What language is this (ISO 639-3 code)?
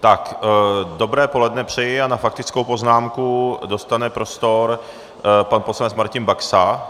ces